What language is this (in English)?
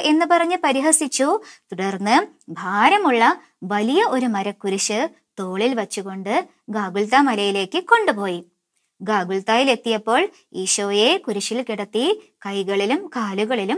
Korean